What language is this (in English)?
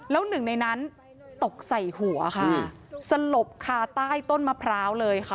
Thai